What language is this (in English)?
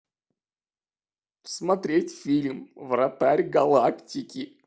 Russian